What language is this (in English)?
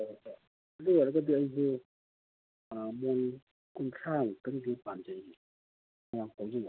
Manipuri